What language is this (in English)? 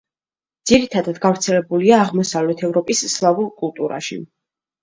Georgian